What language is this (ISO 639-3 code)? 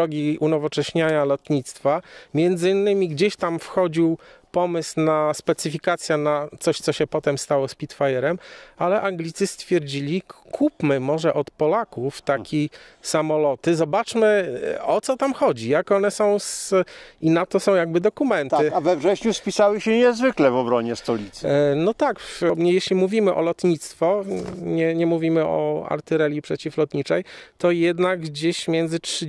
pol